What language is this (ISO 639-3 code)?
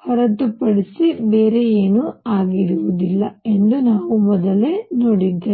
kan